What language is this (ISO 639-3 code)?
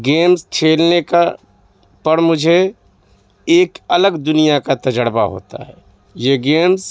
urd